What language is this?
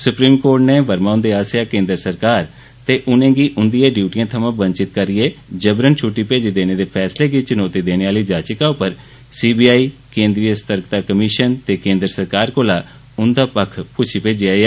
Dogri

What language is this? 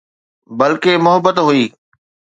Sindhi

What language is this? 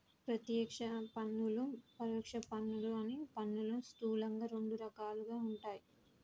Telugu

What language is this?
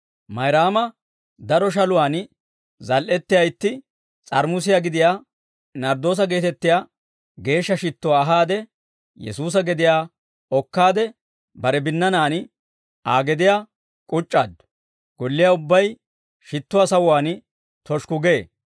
Dawro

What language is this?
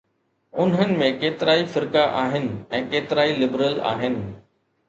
Sindhi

